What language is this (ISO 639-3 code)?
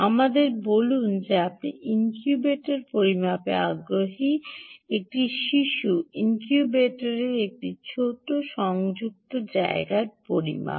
ben